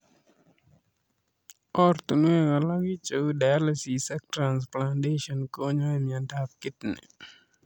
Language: Kalenjin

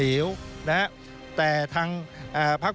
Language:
Thai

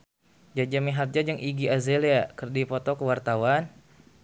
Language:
Sundanese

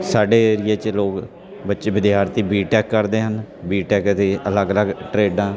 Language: Punjabi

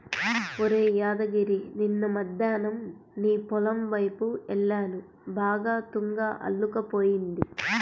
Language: Telugu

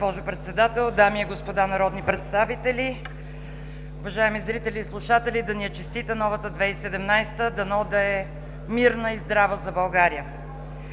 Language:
Bulgarian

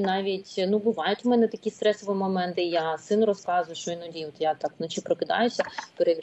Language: Ukrainian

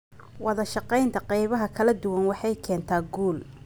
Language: Somali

